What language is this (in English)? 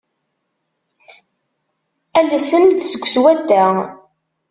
Kabyle